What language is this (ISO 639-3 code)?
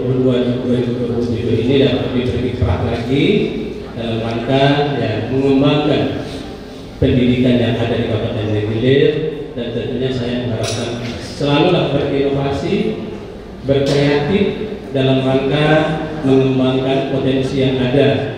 ind